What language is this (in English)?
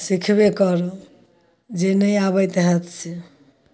Maithili